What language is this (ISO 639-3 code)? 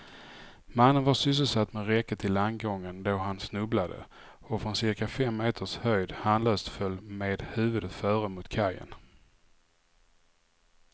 swe